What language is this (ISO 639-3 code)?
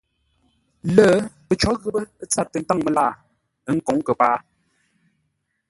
nla